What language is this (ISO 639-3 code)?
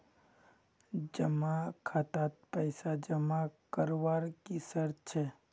mag